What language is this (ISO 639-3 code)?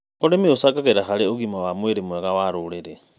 kik